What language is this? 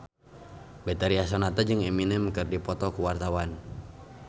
Sundanese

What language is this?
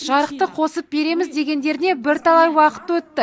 Kazakh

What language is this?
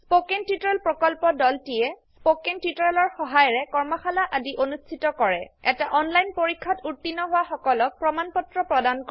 Assamese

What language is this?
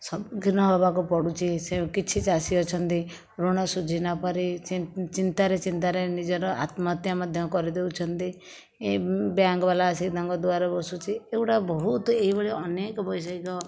Odia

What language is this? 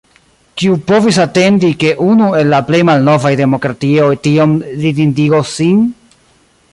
Esperanto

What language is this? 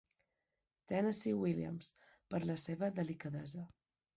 Catalan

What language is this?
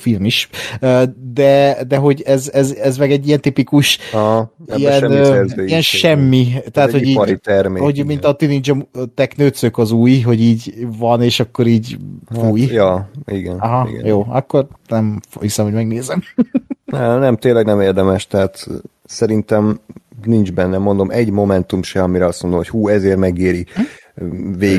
Hungarian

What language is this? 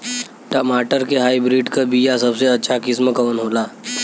Bhojpuri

